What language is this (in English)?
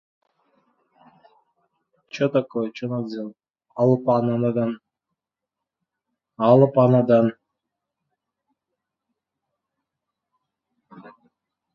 Kazakh